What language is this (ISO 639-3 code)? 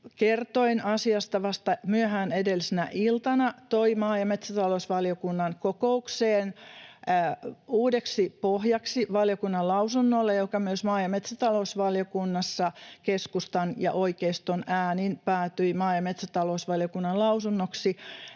fin